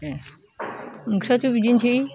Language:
Bodo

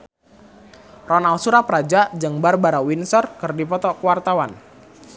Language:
Sundanese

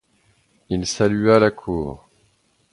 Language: French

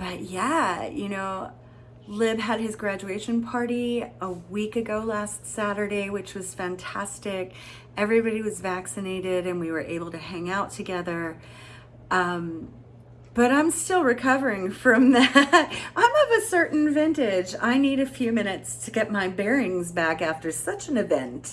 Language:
English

